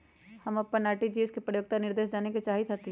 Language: Magahi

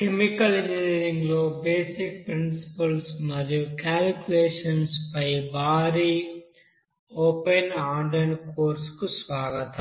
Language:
Telugu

